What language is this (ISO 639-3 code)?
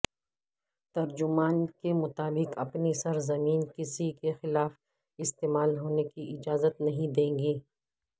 urd